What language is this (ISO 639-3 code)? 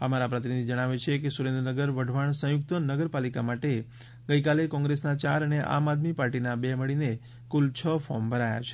guj